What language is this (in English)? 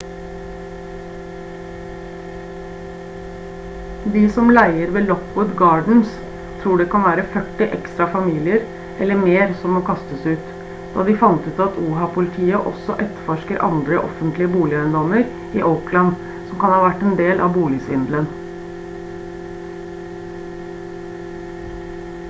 Norwegian Bokmål